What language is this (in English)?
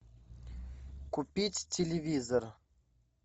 Russian